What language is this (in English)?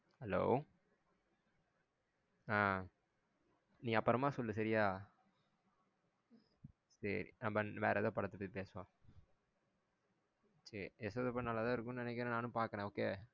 Tamil